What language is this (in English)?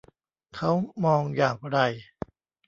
Thai